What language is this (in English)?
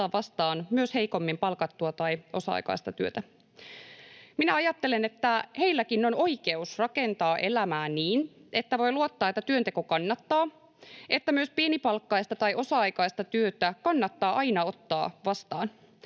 Finnish